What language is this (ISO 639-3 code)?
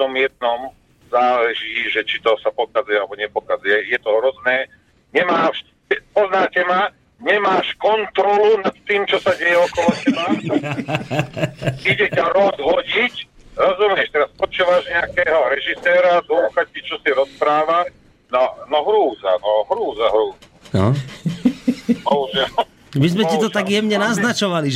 slk